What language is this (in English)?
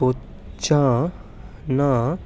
Dogri